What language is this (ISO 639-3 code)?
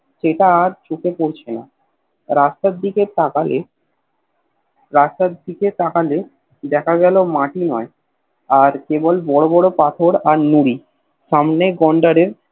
ben